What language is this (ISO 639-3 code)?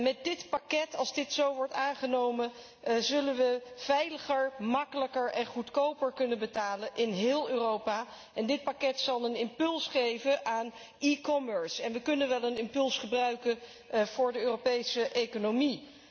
nld